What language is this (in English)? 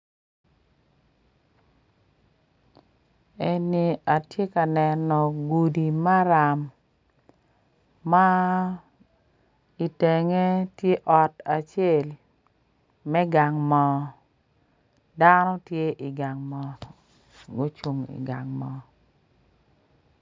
Acoli